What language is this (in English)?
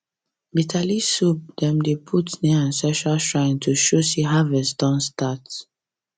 Nigerian Pidgin